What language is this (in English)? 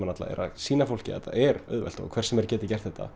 Icelandic